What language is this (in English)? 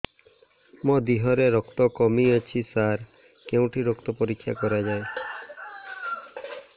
Odia